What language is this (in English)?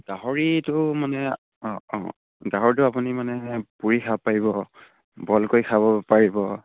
Assamese